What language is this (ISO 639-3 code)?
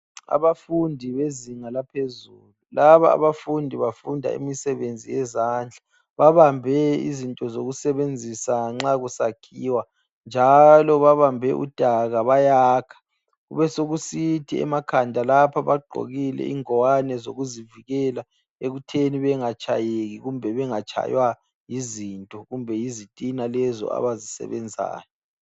nde